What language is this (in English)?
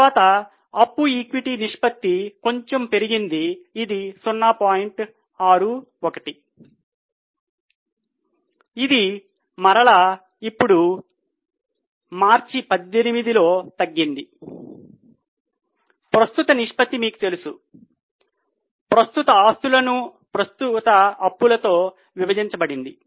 Telugu